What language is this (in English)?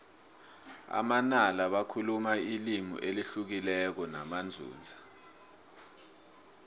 South Ndebele